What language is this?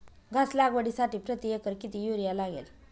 Marathi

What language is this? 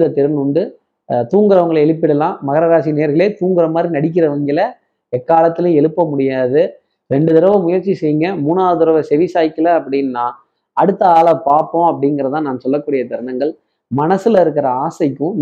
Tamil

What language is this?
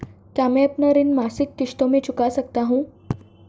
Hindi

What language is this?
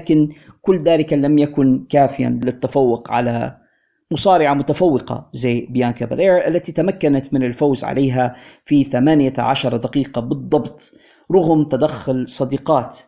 Arabic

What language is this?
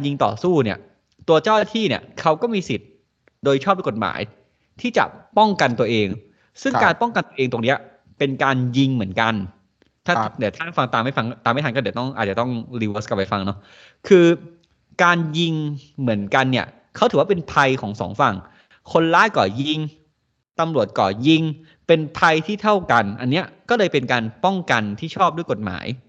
Thai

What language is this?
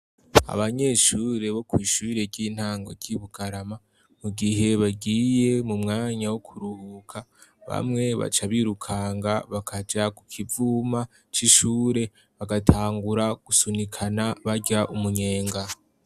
Rundi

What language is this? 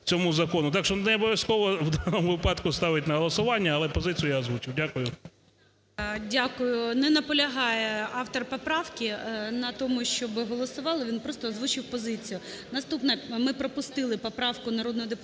Ukrainian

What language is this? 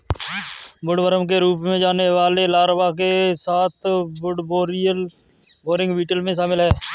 Hindi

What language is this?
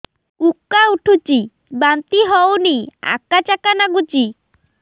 Odia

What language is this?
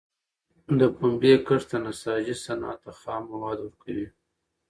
Pashto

